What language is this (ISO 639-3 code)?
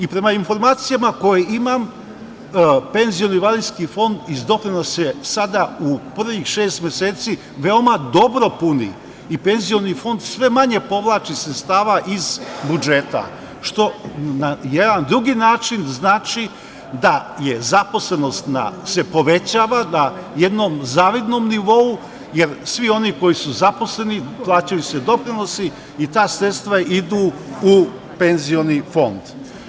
srp